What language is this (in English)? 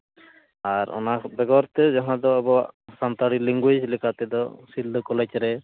Santali